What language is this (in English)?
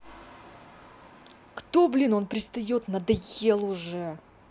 Russian